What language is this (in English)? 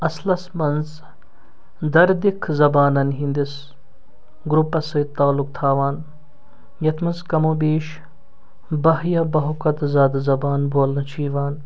Kashmiri